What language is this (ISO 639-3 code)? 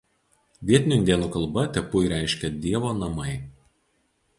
lit